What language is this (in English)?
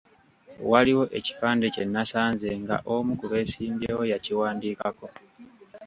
Ganda